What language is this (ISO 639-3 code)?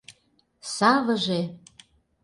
chm